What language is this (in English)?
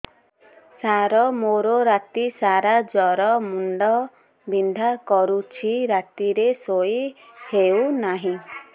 Odia